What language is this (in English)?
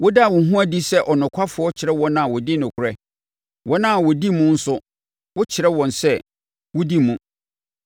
Akan